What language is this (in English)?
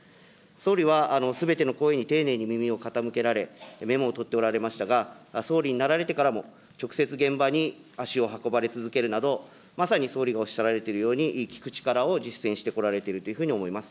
Japanese